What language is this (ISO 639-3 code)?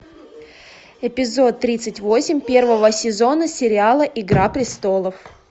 rus